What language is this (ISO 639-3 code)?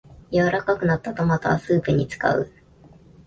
jpn